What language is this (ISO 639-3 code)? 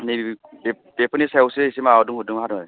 brx